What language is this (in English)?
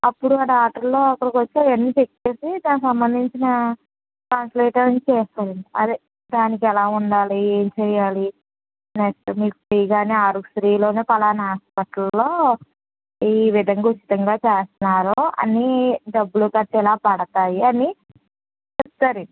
Telugu